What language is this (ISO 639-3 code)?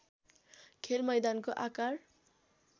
nep